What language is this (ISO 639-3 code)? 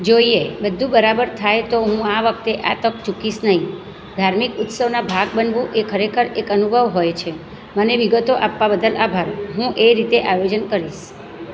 guj